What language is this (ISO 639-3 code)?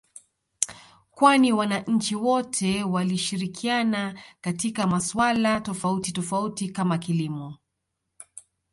swa